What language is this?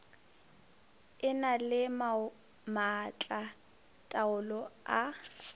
Northern Sotho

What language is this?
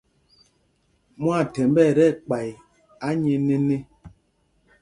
Mpumpong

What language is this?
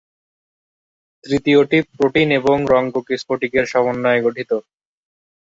Bangla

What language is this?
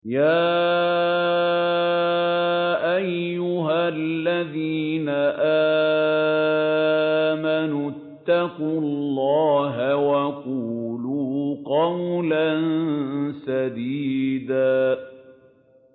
Arabic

